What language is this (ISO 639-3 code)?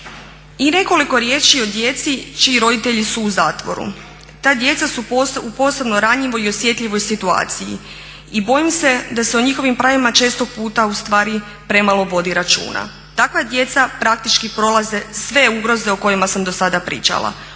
hrv